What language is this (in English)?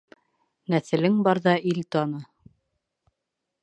Bashkir